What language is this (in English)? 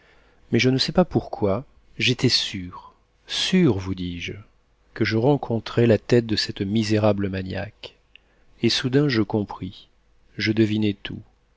French